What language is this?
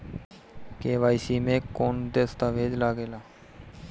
Bhojpuri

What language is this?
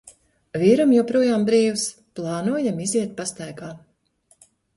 Latvian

